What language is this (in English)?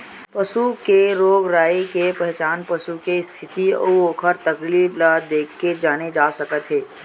Chhattisgarhi